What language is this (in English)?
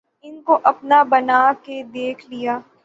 Urdu